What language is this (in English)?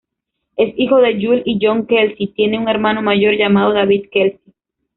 Spanish